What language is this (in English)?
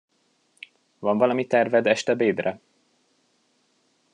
Hungarian